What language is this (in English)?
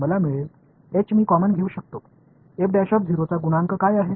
Marathi